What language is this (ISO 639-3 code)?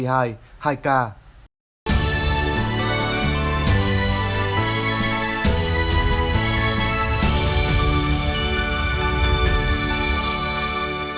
vie